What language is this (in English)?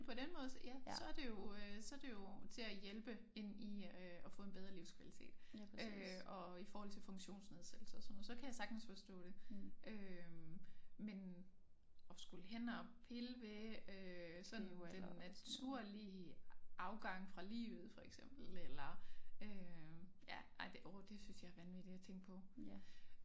Danish